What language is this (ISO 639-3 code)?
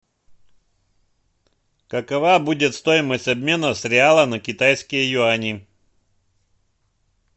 rus